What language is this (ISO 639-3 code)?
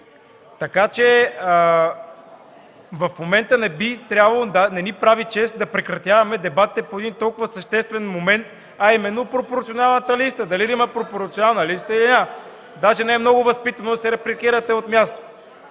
bul